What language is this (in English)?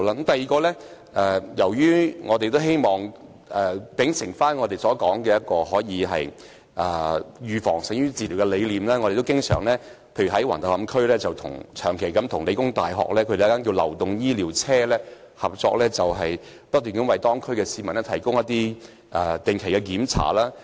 Cantonese